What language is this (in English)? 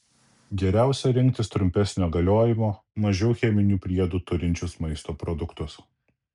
Lithuanian